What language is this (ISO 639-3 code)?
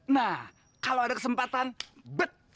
ind